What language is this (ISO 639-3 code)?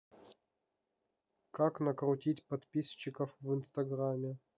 rus